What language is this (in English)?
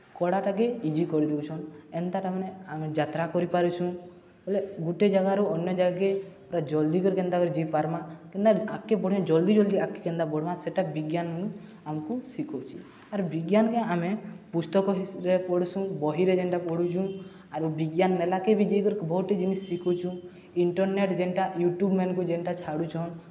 Odia